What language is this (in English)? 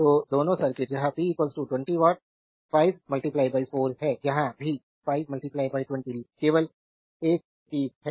Hindi